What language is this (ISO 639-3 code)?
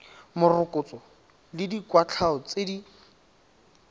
tsn